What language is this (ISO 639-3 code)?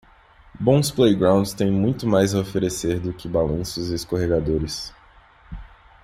por